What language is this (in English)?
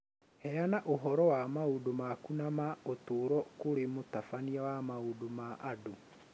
Kikuyu